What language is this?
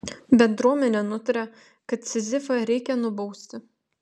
Lithuanian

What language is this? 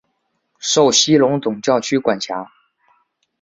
Chinese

